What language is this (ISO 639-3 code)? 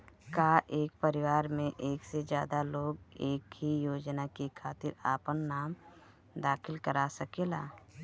bho